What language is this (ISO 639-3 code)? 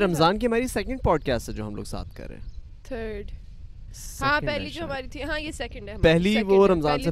urd